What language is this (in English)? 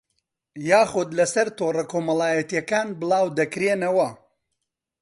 Central Kurdish